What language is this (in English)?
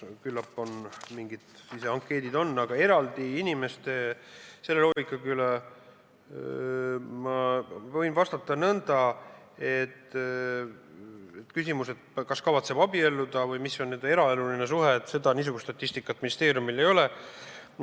Estonian